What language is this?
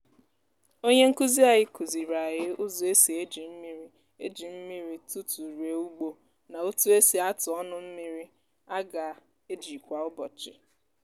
Igbo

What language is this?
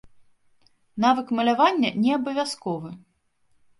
Belarusian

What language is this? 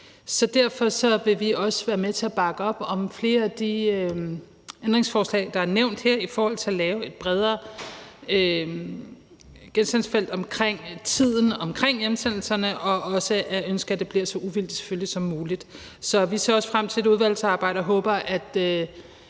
Danish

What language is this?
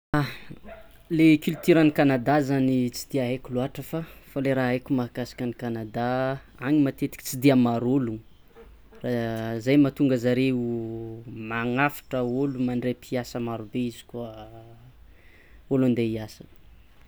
Tsimihety Malagasy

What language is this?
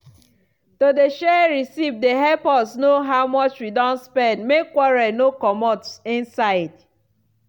Nigerian Pidgin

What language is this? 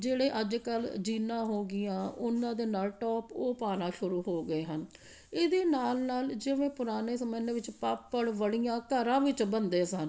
Punjabi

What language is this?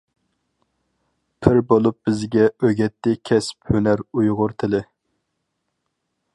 Uyghur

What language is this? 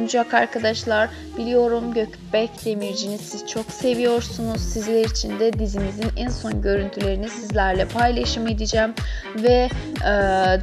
Turkish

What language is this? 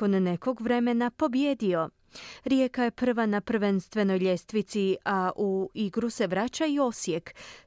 Croatian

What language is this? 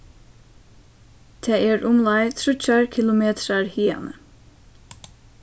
Faroese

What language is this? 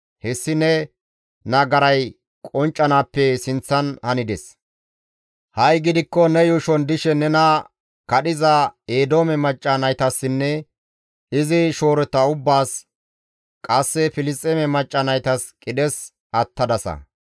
Gamo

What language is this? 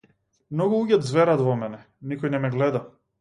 Macedonian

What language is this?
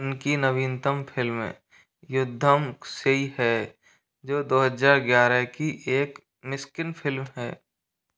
Hindi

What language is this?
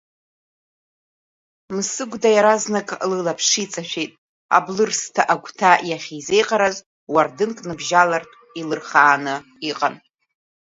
Abkhazian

